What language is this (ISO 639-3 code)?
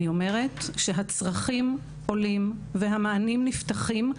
heb